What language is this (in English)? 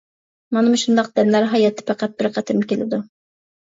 Uyghur